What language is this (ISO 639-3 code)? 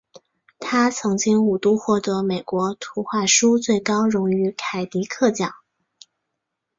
zho